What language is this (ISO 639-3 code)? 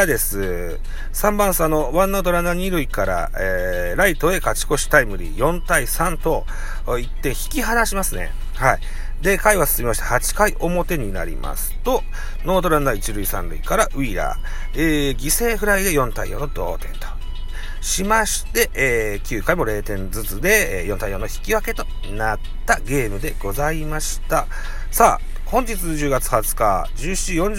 jpn